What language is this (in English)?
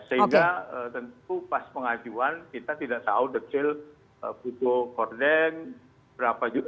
Indonesian